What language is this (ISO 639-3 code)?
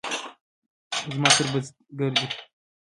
pus